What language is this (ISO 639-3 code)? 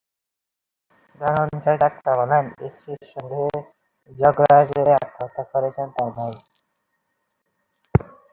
ben